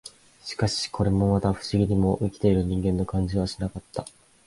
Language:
Japanese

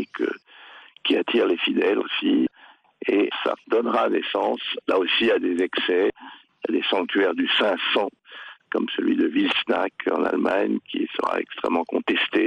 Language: French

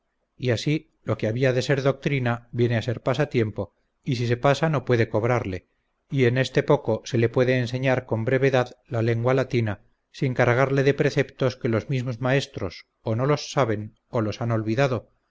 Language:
Spanish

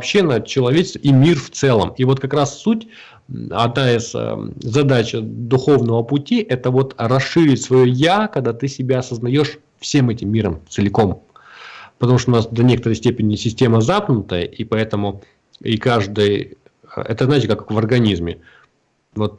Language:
Russian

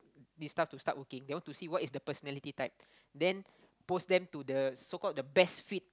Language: English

